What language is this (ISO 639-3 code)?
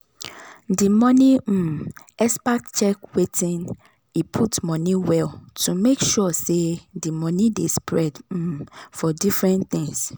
pcm